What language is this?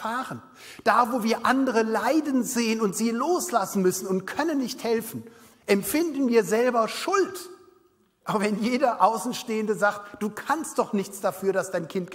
German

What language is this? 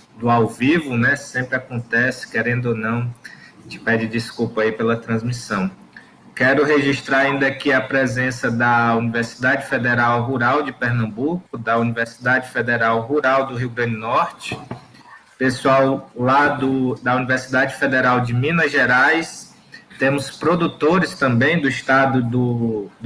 Portuguese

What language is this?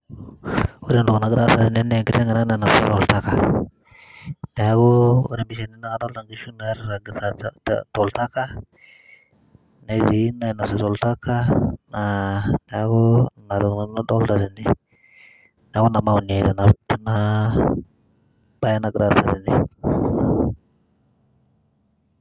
Masai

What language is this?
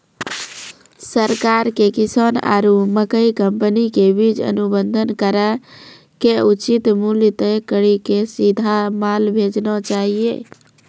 Maithili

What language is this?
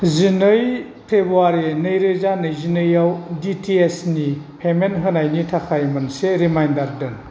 Bodo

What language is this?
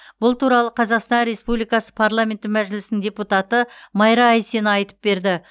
Kazakh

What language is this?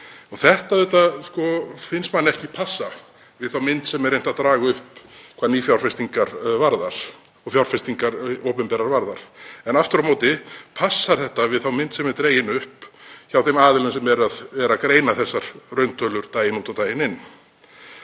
Icelandic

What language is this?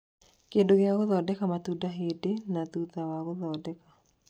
Kikuyu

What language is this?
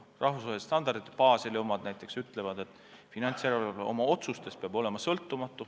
Estonian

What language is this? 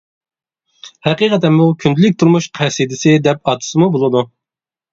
Uyghur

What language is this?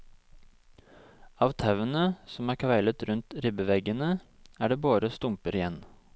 Norwegian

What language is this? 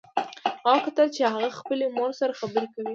Pashto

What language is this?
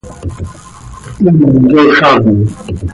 Seri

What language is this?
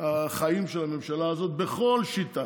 Hebrew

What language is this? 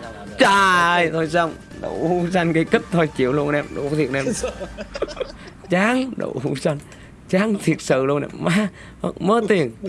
Vietnamese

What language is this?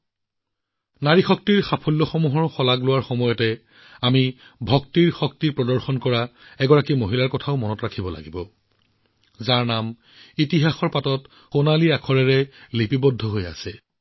Assamese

